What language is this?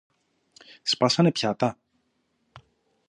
Greek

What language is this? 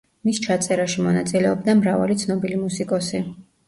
Georgian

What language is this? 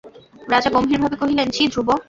Bangla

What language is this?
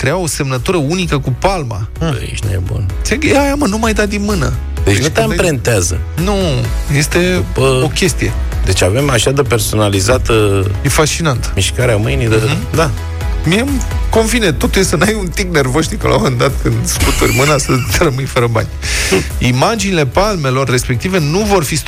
Romanian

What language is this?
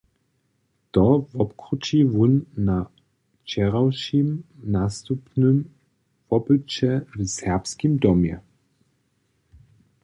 Upper Sorbian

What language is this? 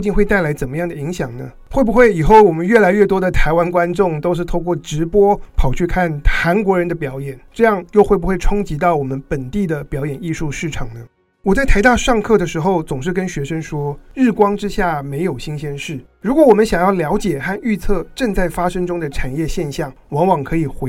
Chinese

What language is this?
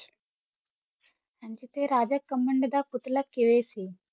Punjabi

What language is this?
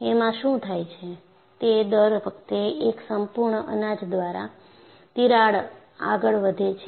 Gujarati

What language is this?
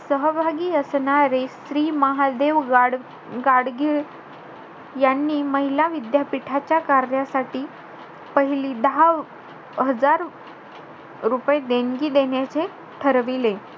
Marathi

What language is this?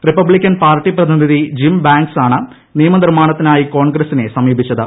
Malayalam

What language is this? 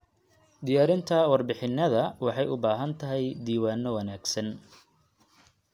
Somali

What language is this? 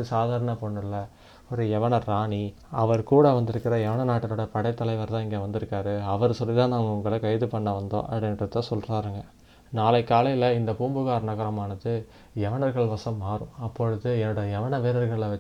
Tamil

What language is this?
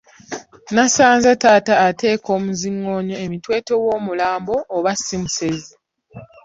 Ganda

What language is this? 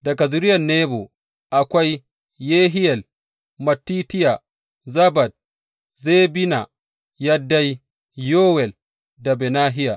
Hausa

